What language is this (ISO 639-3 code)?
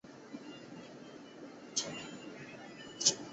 zho